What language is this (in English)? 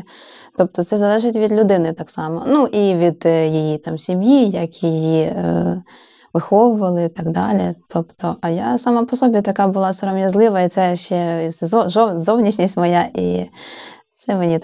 Ukrainian